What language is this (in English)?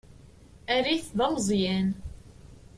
Kabyle